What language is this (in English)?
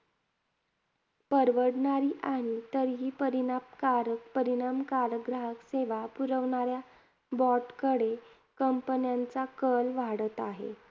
Marathi